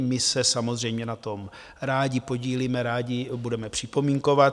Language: Czech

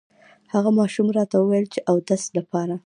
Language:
Pashto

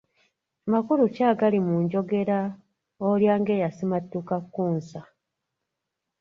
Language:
Ganda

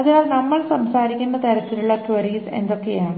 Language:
Malayalam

